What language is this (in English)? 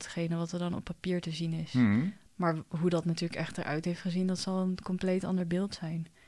Dutch